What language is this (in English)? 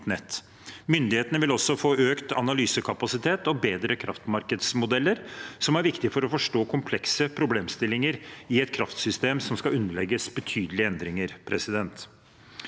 Norwegian